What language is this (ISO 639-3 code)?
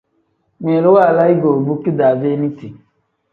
kdh